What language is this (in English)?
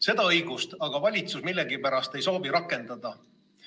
Estonian